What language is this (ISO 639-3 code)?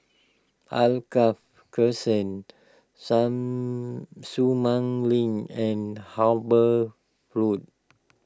eng